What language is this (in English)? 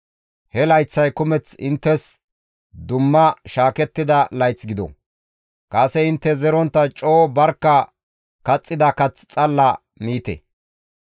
Gamo